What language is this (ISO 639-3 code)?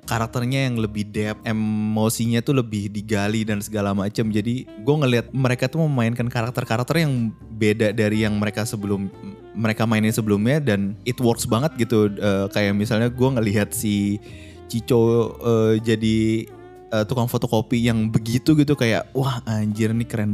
ind